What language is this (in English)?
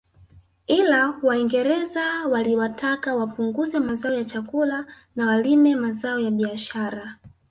Swahili